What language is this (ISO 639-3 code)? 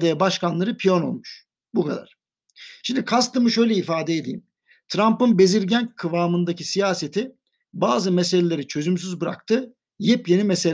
tur